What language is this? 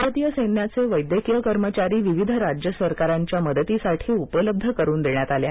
Marathi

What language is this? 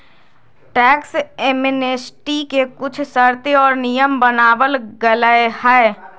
Magahi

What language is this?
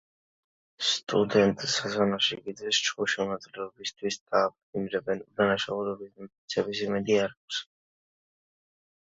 Georgian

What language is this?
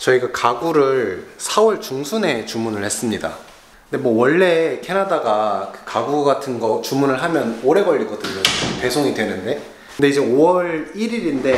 Korean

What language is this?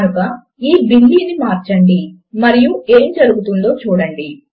Telugu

